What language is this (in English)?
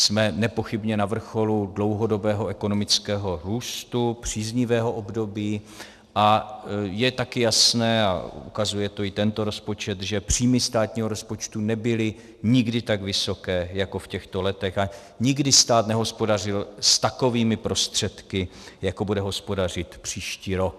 Czech